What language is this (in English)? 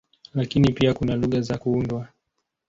Swahili